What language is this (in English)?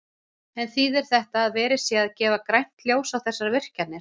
Icelandic